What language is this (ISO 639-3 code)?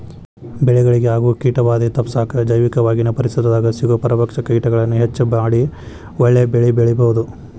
kan